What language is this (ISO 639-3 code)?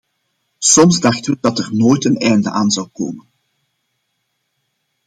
nld